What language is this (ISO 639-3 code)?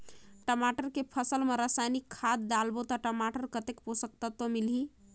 hne